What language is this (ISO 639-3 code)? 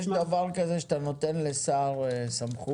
heb